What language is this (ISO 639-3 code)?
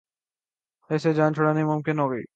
urd